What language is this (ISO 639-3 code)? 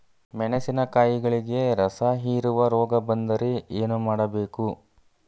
kan